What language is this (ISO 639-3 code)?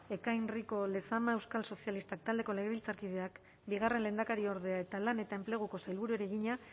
eus